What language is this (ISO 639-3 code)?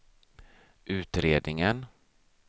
swe